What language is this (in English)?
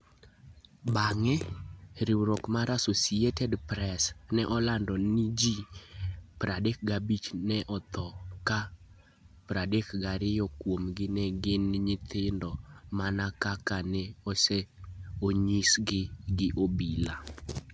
Luo (Kenya and Tanzania)